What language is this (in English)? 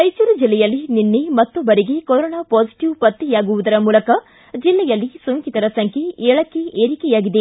Kannada